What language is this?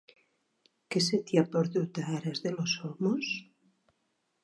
Catalan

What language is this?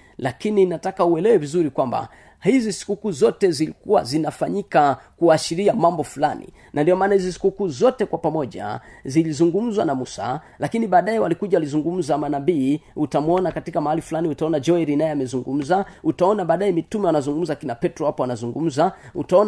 Swahili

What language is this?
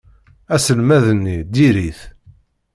Kabyle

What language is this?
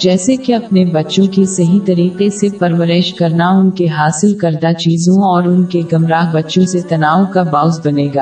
Urdu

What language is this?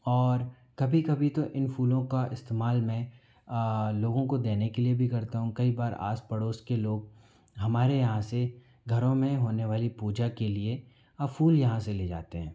Hindi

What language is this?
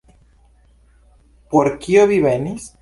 Esperanto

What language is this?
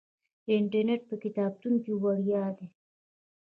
Pashto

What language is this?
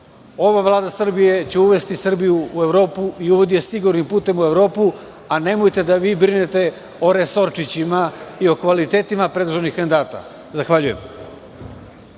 Serbian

